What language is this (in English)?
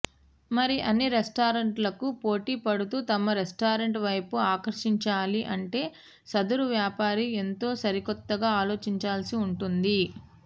Telugu